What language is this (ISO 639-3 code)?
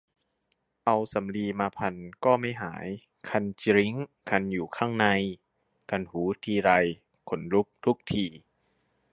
tha